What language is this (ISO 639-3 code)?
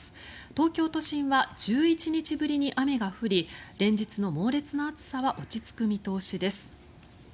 jpn